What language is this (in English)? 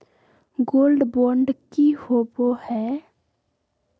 Magahi